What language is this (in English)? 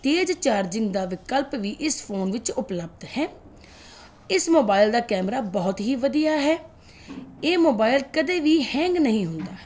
Punjabi